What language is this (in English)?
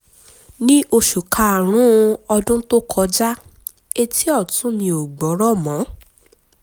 Yoruba